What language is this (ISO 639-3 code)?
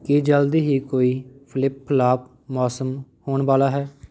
pan